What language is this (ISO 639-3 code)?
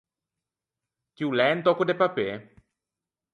lij